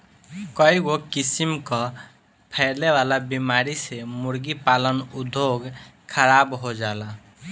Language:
Bhojpuri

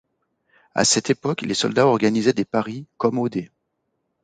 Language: French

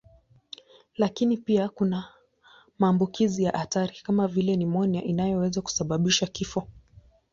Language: Swahili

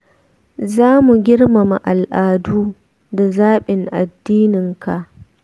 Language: Hausa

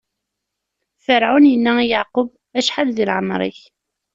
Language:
Kabyle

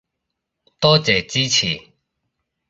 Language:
Cantonese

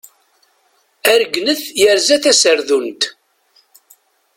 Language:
Kabyle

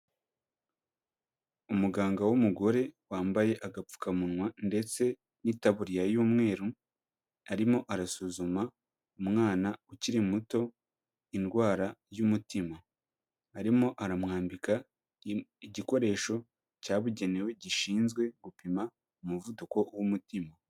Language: Kinyarwanda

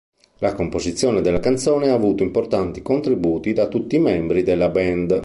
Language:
Italian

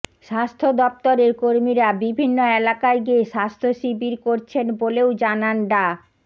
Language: Bangla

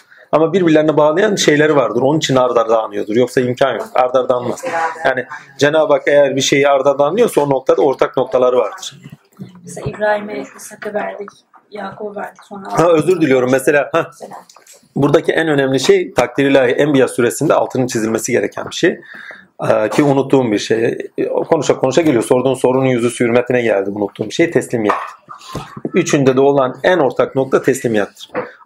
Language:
Turkish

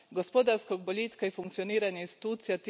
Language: Croatian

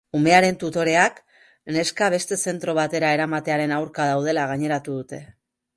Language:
Basque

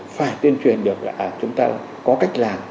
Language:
Vietnamese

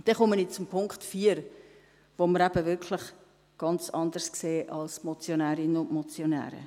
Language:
Swiss German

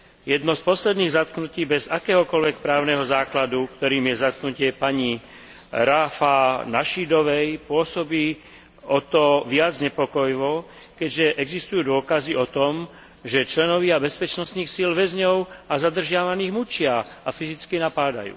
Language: Slovak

